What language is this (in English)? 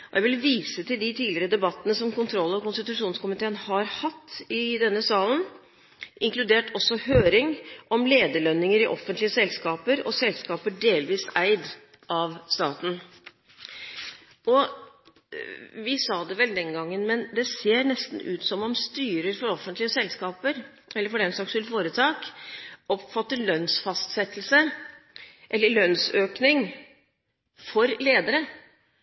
Norwegian Bokmål